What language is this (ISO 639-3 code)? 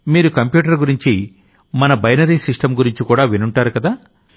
tel